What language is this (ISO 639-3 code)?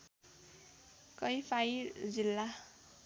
nep